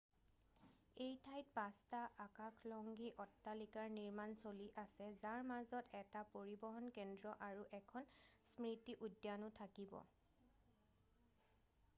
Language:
Assamese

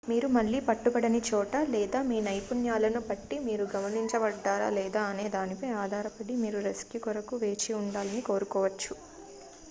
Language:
Telugu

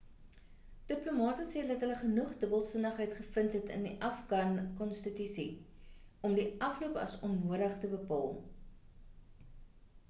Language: Afrikaans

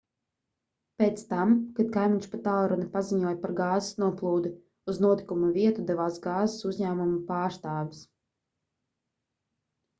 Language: Latvian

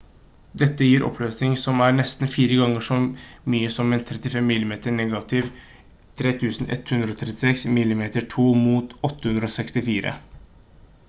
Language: Norwegian Bokmål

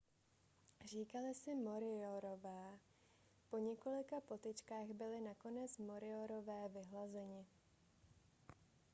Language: Czech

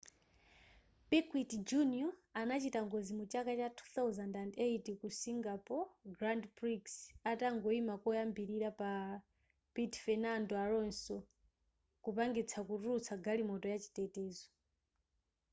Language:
Nyanja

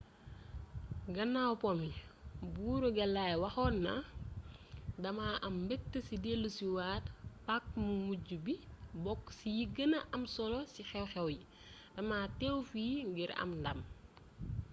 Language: Wolof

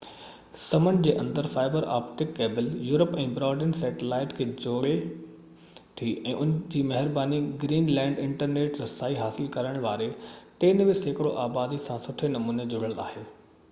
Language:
Sindhi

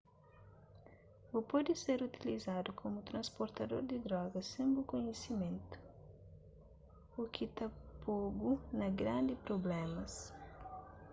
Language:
Kabuverdianu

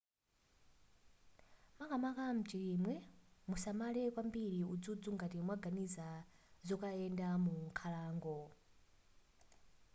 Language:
Nyanja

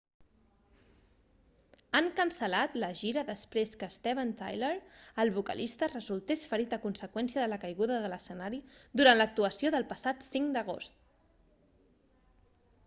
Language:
Catalan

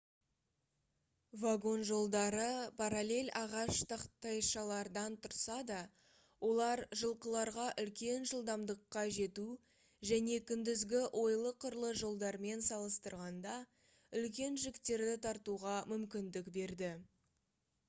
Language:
Kazakh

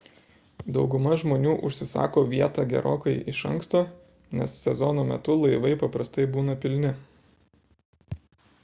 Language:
Lithuanian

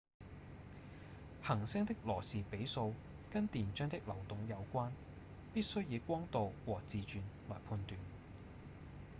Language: Cantonese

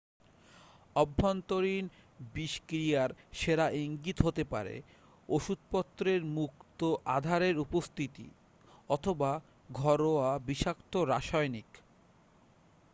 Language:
Bangla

